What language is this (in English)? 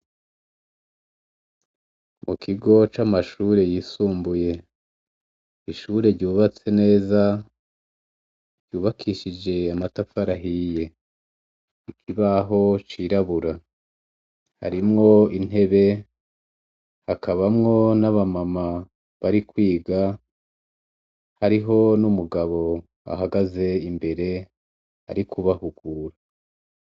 Rundi